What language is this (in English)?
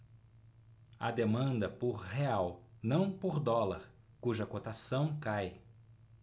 Portuguese